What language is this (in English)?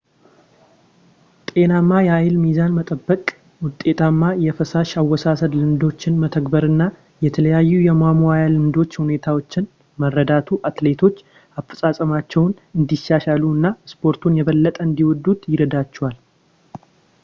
Amharic